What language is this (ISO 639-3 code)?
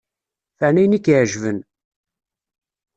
kab